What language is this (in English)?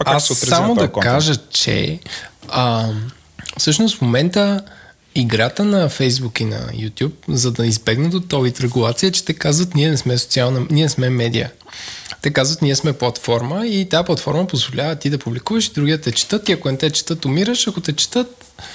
Bulgarian